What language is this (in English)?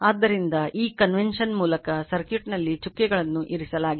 Kannada